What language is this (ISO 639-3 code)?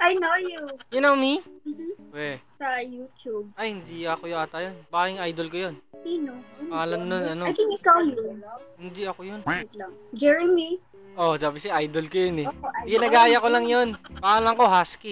fil